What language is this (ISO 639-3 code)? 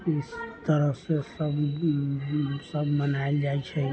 mai